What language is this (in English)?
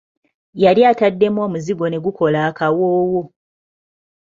Ganda